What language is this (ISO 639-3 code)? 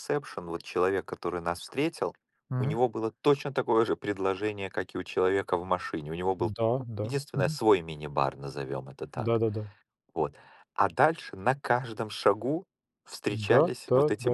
rus